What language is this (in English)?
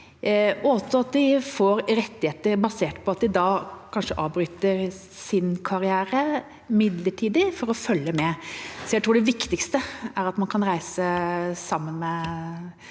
Norwegian